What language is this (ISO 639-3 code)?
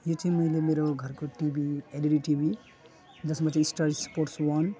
nep